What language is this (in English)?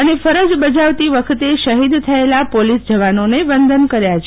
Gujarati